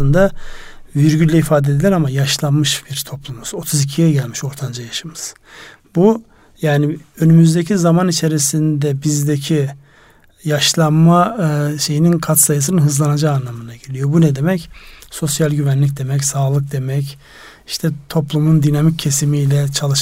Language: Turkish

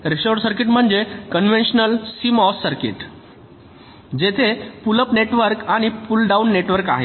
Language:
Marathi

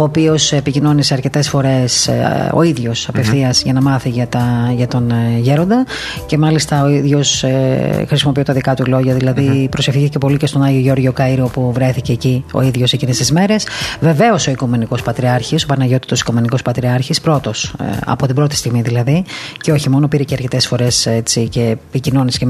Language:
Greek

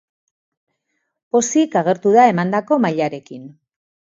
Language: Basque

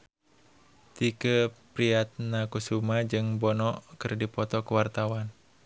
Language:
Sundanese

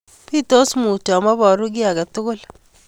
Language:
Kalenjin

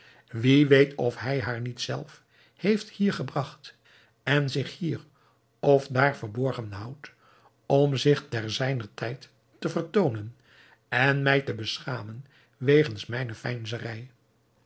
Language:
Dutch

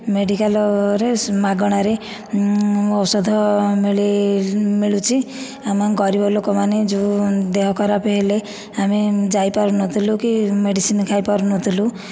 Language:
Odia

